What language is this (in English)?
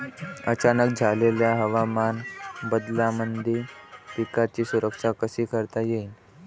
Marathi